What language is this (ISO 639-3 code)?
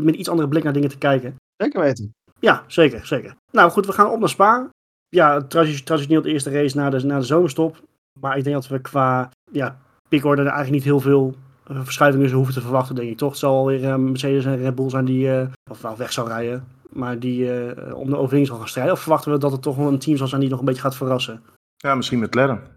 nld